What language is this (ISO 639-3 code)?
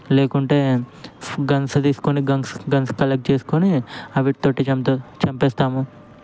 tel